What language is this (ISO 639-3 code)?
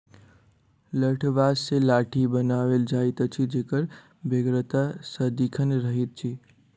mai